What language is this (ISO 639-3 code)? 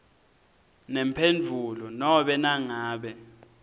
ssw